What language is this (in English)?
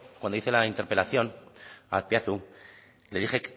Spanish